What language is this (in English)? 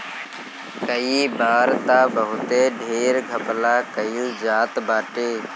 Bhojpuri